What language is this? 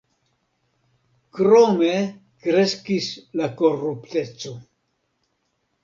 Esperanto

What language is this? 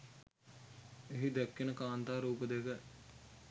Sinhala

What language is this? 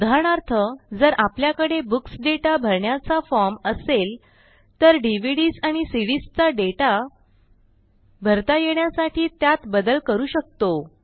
Marathi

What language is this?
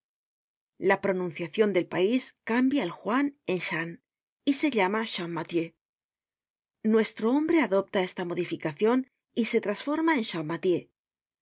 Spanish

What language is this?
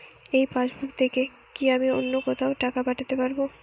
Bangla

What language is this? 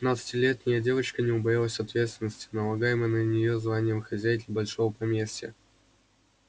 Russian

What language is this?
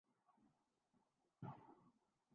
Urdu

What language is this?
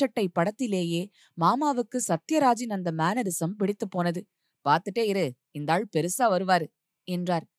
Tamil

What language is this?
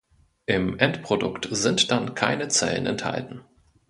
German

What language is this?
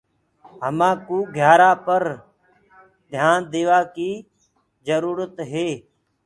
Gurgula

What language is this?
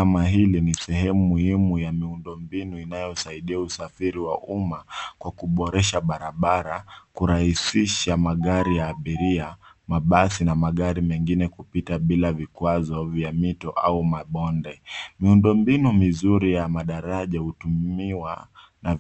Swahili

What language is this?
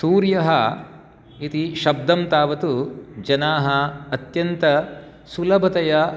Sanskrit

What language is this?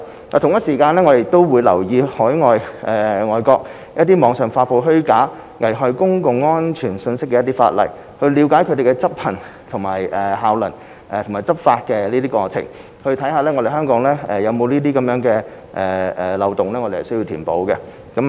Cantonese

